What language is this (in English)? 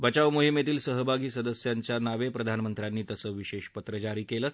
Marathi